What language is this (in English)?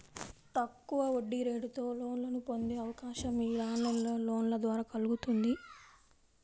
Telugu